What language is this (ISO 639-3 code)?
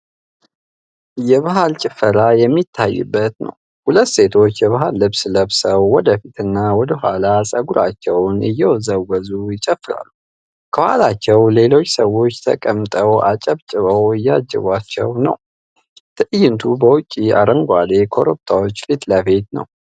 amh